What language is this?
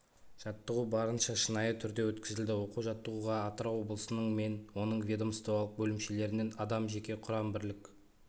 Kazakh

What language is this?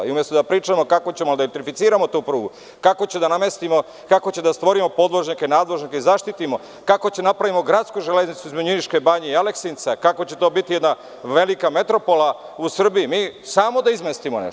Serbian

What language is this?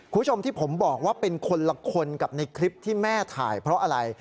Thai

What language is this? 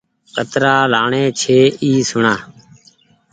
Goaria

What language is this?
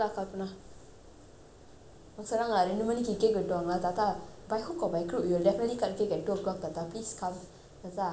English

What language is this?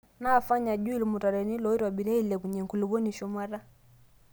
Masai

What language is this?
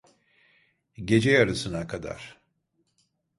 Turkish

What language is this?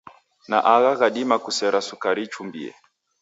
Taita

